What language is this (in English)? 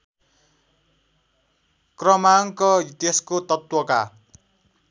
Nepali